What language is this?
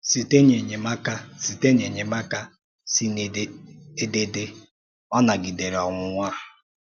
Igbo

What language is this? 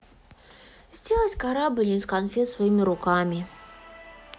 Russian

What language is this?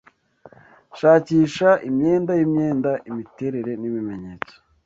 Kinyarwanda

